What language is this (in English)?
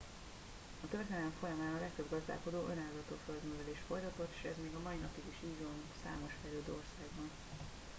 Hungarian